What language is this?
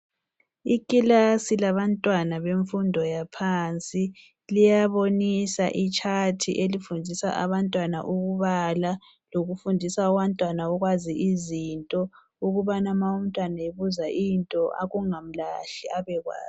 North Ndebele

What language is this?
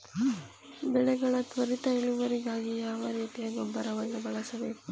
Kannada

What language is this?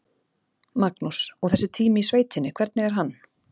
Icelandic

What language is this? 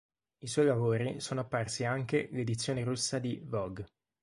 Italian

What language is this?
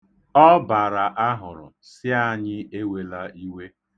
Igbo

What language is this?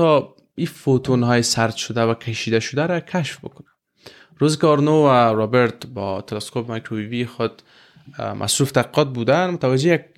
Persian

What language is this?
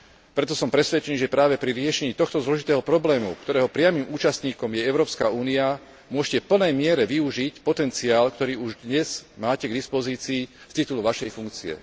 Slovak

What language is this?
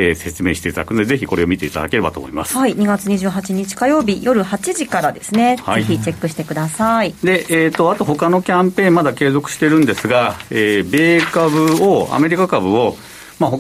Japanese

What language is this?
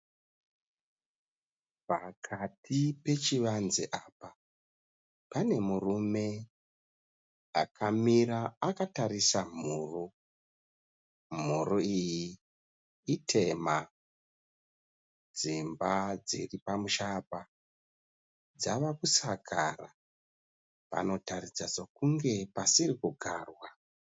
Shona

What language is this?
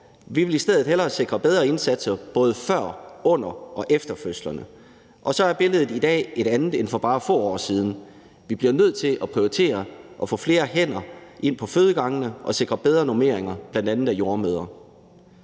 Danish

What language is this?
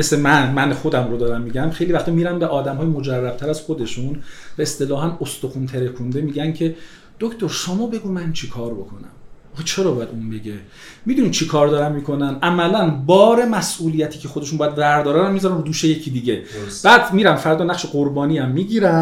Persian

